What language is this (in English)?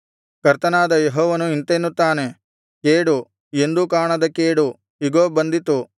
Kannada